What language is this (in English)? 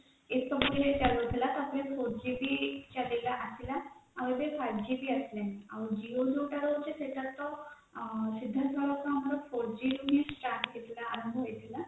Odia